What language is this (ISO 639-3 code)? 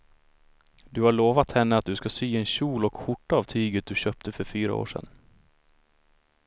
swe